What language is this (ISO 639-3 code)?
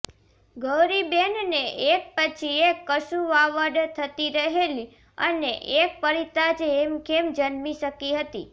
guj